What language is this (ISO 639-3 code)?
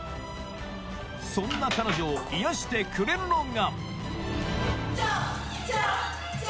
jpn